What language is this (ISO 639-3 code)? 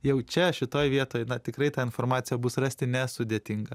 lit